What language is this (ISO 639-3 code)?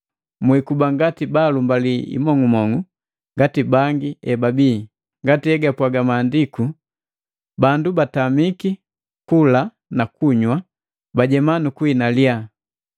mgv